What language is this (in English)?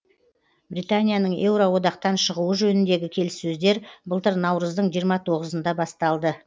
Kazakh